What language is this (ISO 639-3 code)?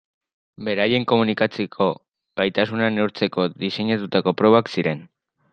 eus